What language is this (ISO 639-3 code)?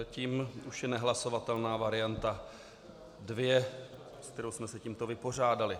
ces